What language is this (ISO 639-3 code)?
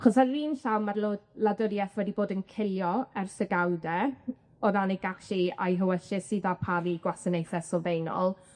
cym